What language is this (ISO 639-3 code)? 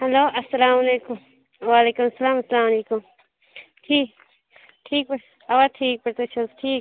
kas